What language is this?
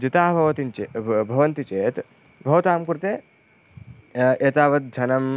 Sanskrit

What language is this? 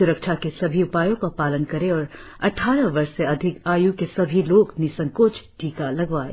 Hindi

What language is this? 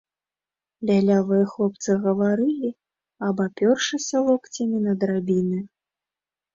Belarusian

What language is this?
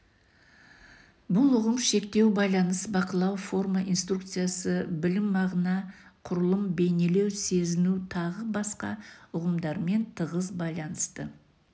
Kazakh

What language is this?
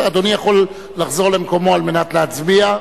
Hebrew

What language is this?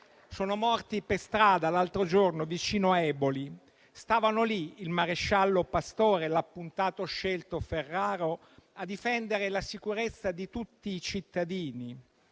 Italian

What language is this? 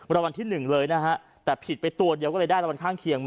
Thai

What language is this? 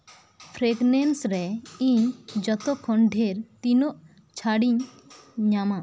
Santali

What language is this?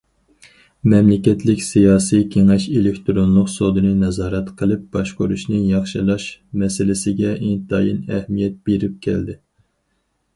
Uyghur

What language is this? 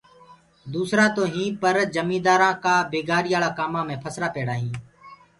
Gurgula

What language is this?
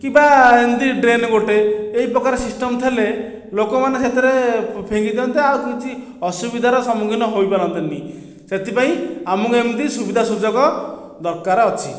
Odia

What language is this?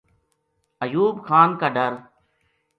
Gujari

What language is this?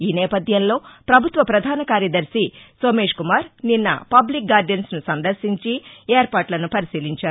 Telugu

